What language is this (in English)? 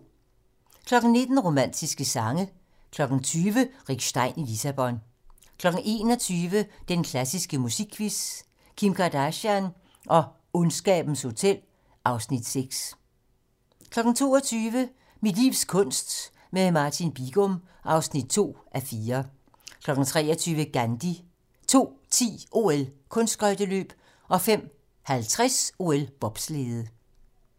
Danish